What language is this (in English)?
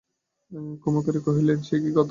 Bangla